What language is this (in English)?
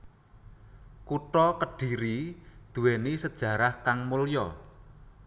Javanese